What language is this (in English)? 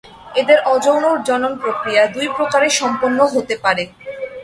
Bangla